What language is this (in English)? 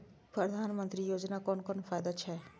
Maithili